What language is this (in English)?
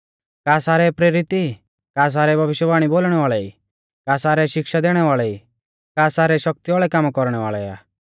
Mahasu Pahari